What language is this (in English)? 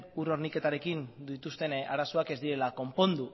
Basque